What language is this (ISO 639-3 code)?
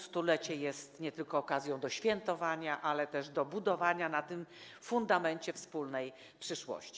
pol